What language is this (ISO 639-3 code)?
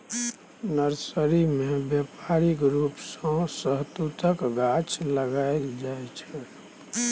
mai